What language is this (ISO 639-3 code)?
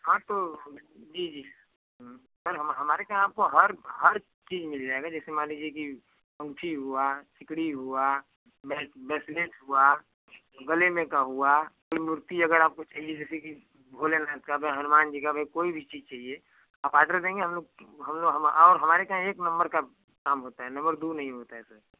hin